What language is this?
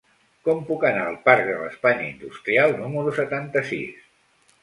Catalan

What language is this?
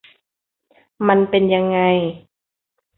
Thai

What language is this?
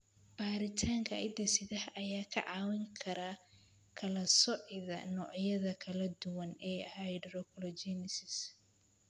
Somali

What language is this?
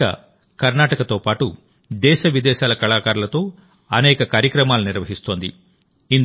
Telugu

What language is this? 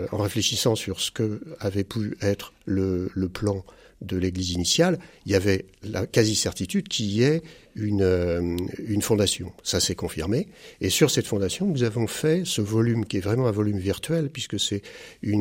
French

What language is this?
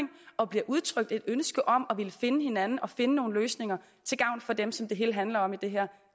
Danish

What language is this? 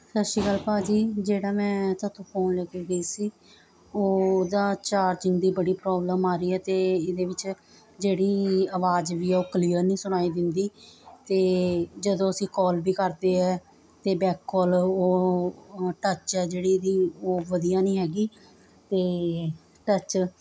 Punjabi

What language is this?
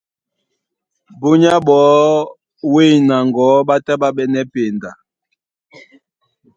Duala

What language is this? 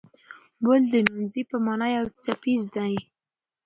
Pashto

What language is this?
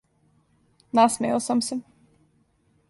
Serbian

